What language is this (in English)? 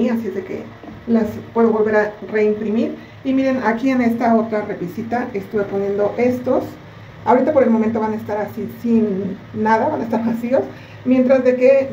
Spanish